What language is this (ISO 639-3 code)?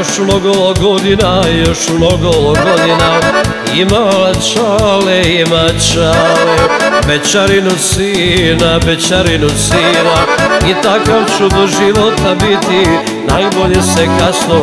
ron